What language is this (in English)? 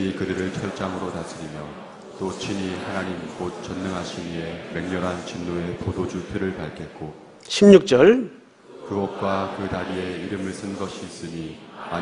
Korean